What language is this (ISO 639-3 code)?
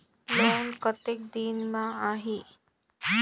hne